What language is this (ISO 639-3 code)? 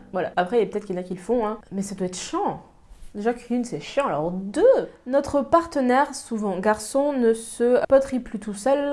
fra